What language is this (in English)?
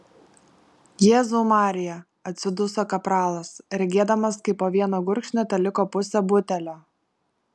Lithuanian